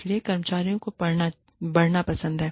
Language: Hindi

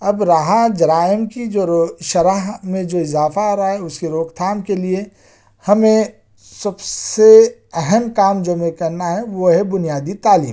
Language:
Urdu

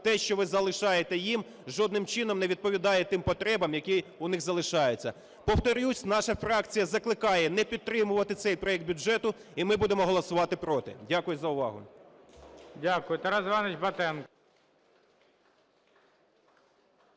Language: Ukrainian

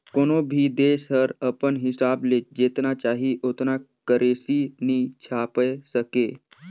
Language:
Chhattisgarhi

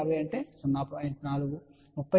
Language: Telugu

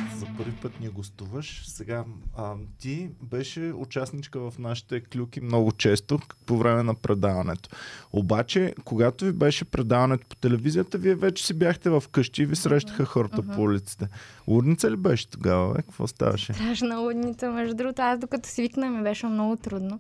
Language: Bulgarian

